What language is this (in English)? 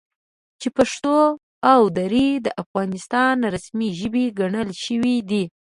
Pashto